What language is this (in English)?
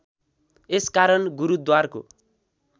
Nepali